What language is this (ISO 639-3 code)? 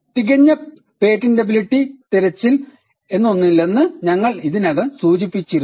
mal